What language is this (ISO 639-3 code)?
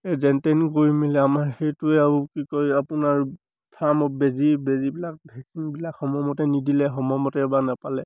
asm